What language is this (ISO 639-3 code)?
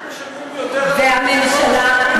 heb